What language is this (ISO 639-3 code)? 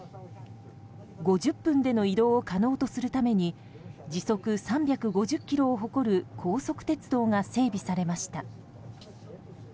jpn